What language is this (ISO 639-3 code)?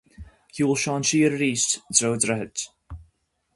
gle